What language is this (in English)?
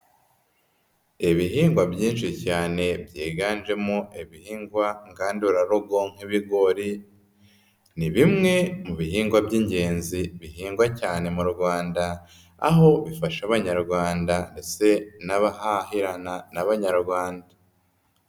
Kinyarwanda